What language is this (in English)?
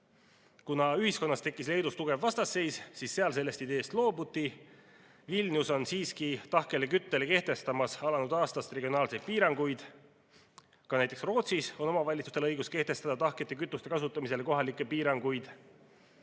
Estonian